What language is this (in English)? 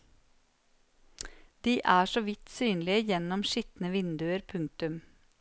Norwegian